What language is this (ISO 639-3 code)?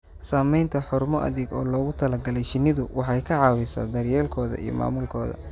som